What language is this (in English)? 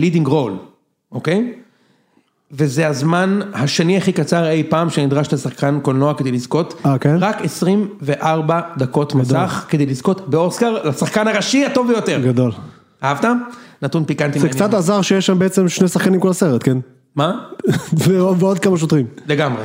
Hebrew